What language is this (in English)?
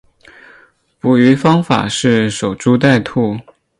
Chinese